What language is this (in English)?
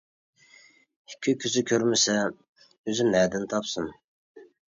Uyghur